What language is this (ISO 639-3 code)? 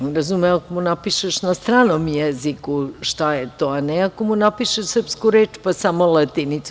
srp